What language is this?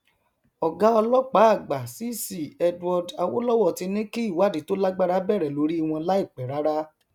Yoruba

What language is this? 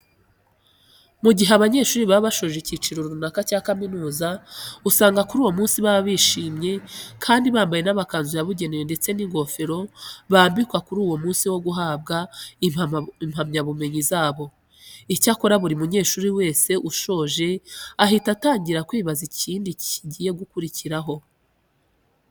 Kinyarwanda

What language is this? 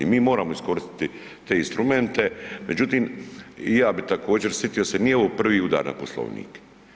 Croatian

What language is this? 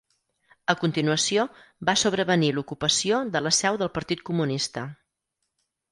Catalan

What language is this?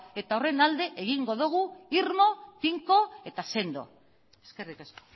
Basque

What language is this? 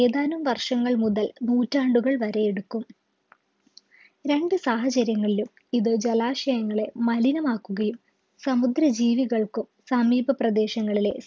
Malayalam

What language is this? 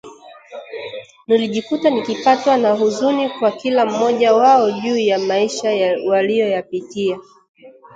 Swahili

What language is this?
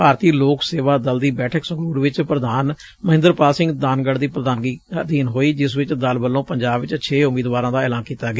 Punjabi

